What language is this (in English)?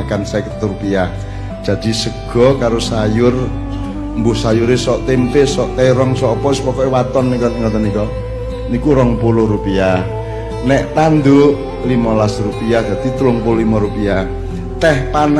Indonesian